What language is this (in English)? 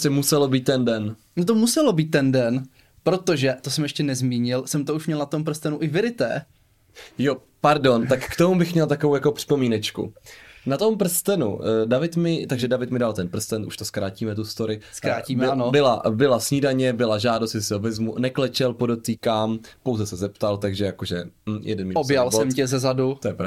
Czech